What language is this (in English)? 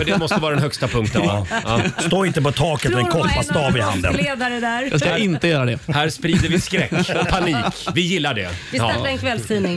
Swedish